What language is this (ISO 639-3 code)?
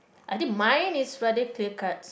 eng